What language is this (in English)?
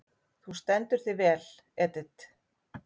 Icelandic